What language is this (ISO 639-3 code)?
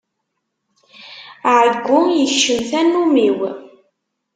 kab